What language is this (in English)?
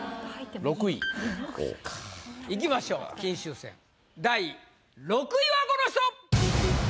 Japanese